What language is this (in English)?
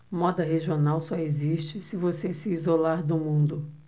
Portuguese